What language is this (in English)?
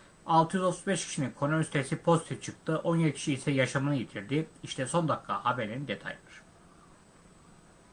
Turkish